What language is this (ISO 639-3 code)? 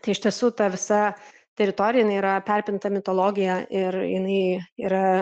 lit